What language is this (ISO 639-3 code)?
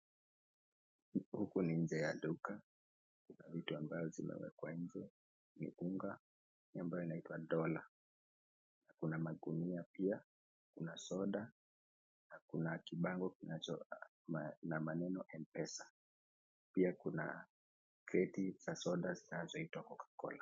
swa